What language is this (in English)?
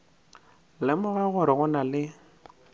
Northern Sotho